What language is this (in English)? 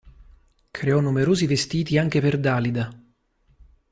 Italian